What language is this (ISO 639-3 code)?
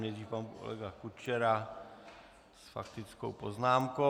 ces